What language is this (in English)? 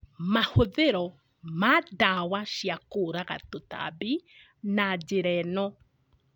Kikuyu